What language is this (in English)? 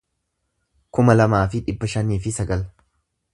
Oromo